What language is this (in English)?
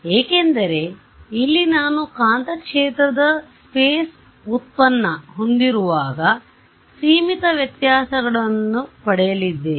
Kannada